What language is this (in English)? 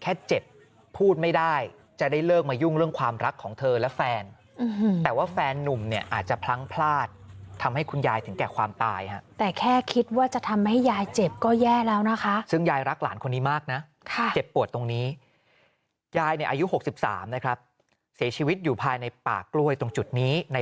Thai